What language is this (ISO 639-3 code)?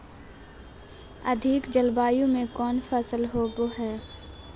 mag